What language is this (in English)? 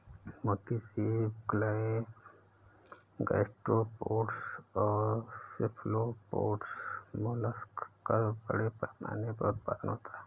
Hindi